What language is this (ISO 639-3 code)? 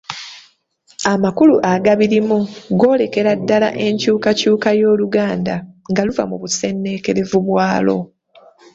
lug